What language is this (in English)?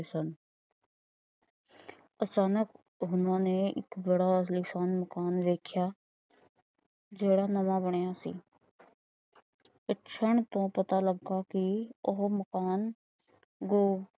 Punjabi